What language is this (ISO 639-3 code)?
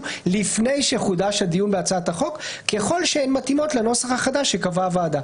heb